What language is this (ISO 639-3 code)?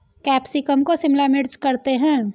hin